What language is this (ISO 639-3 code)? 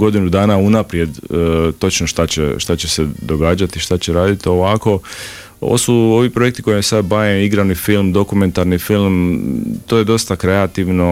hrv